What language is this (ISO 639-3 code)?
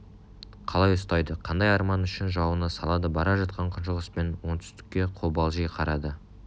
kaz